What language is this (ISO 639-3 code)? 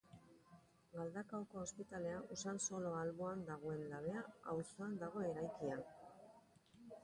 eus